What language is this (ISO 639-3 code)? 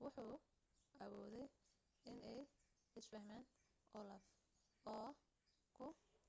som